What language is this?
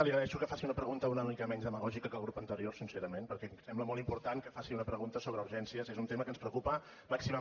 Catalan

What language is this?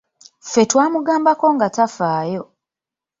Ganda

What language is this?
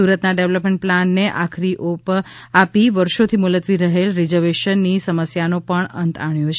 Gujarati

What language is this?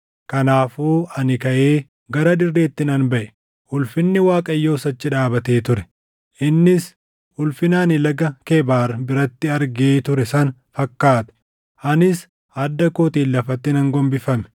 Oromo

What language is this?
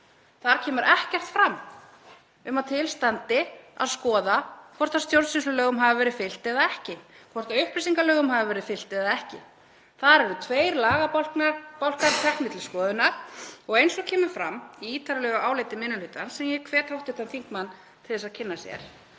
Icelandic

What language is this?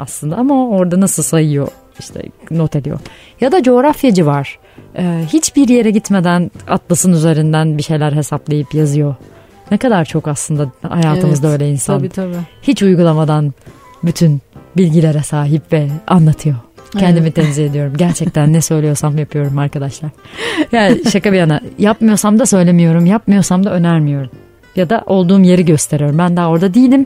Turkish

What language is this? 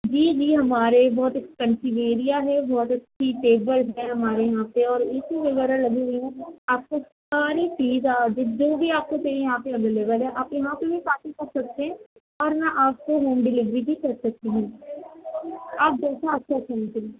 Urdu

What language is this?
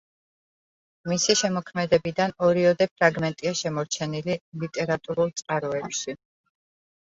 Georgian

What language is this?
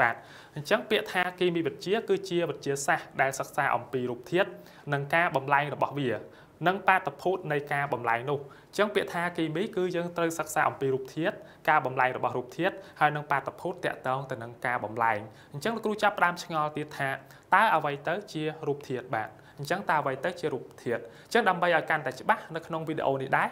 Vietnamese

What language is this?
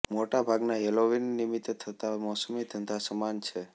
Gujarati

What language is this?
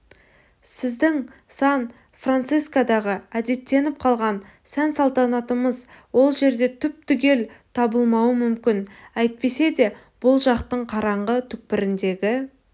Kazakh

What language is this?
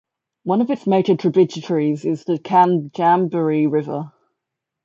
English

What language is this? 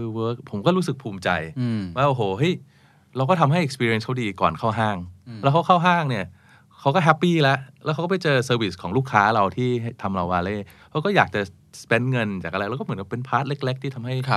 Thai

